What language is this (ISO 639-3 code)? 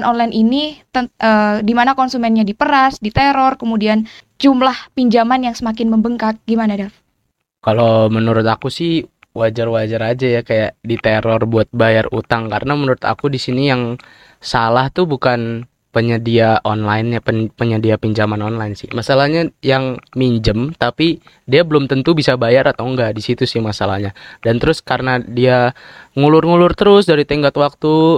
ind